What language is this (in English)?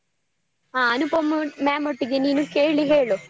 Kannada